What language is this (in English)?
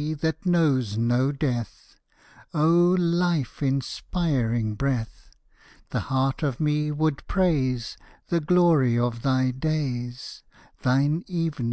English